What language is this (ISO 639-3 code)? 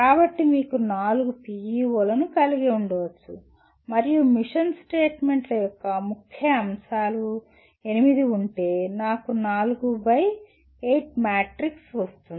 tel